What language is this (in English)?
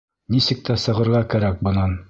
Bashkir